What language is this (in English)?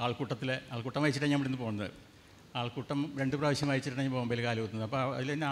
Malayalam